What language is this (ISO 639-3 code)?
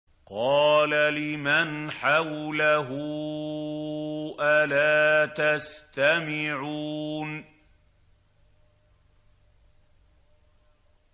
ara